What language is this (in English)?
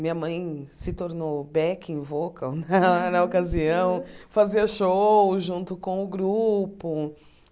Portuguese